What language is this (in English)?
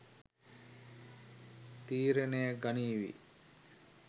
Sinhala